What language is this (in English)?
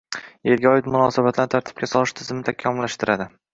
Uzbek